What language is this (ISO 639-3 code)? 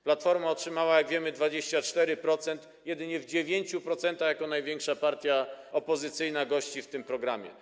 pol